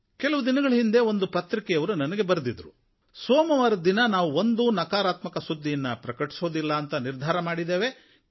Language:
Kannada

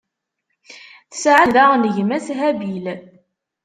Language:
Kabyle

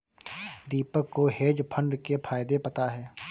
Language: Hindi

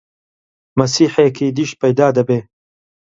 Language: Central Kurdish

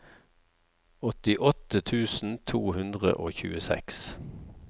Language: Norwegian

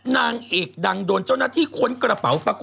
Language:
Thai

